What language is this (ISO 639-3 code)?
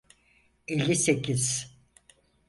tur